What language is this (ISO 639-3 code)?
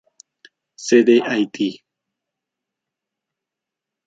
spa